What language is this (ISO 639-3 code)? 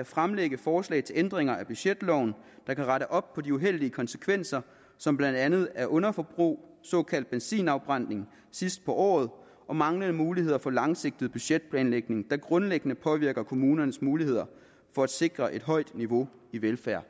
dan